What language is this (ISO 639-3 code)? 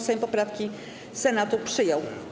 pol